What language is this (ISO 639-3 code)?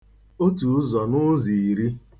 ibo